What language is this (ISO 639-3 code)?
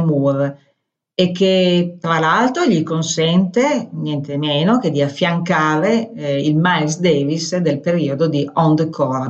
ita